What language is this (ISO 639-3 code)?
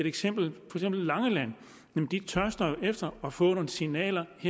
dan